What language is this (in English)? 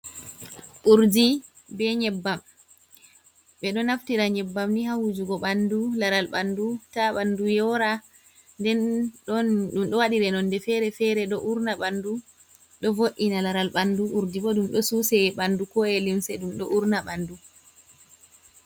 Fula